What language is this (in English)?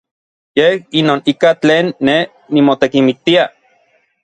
Orizaba Nahuatl